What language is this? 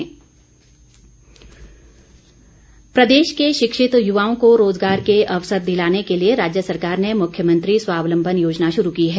Hindi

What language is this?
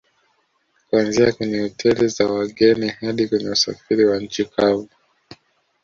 Swahili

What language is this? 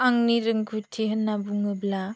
Bodo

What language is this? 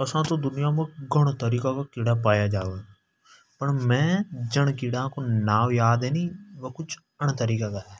Hadothi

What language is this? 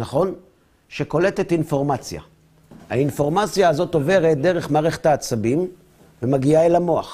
Hebrew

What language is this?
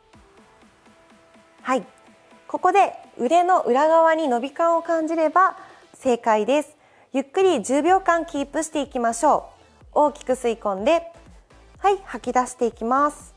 Japanese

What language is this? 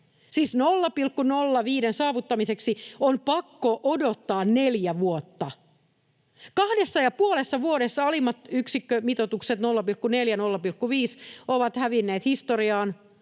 Finnish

